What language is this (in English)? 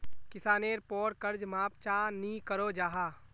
Magahi